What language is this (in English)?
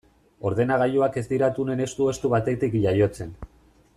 Basque